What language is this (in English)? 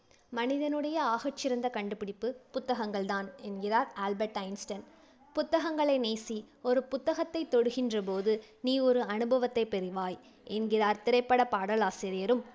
Tamil